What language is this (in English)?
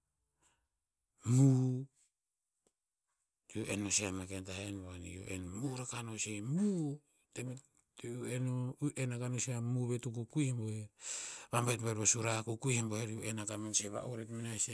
Tinputz